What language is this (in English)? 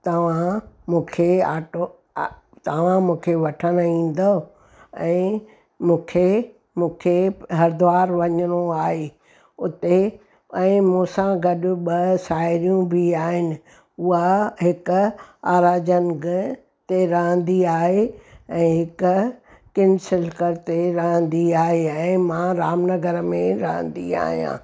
Sindhi